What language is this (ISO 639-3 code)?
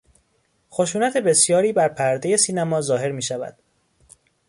fas